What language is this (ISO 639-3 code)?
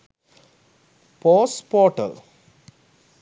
sin